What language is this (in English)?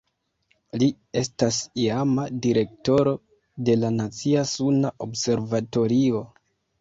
Esperanto